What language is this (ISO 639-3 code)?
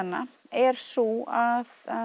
isl